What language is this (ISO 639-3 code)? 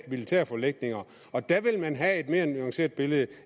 dan